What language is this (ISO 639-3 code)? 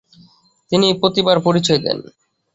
ben